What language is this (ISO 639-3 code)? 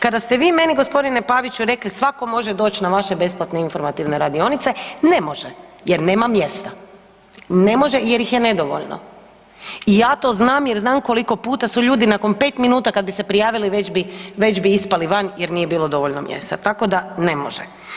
hrv